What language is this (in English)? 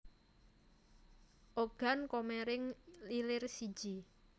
Javanese